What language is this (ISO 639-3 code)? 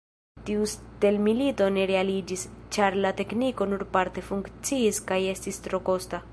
epo